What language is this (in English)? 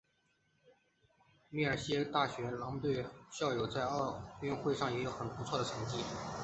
Chinese